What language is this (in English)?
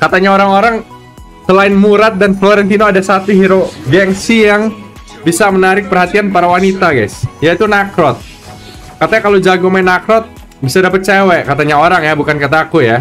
Indonesian